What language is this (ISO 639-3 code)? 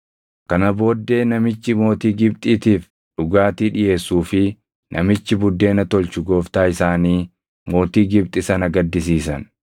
orm